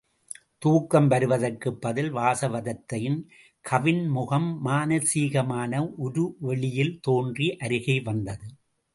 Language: Tamil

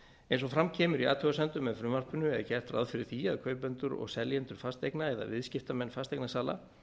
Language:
Icelandic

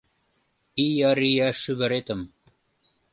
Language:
Mari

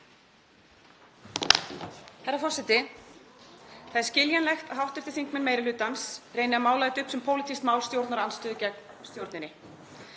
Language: Icelandic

